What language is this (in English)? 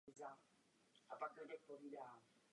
Czech